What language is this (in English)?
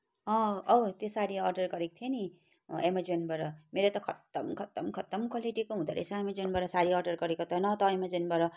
Nepali